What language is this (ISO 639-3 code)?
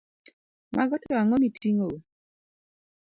luo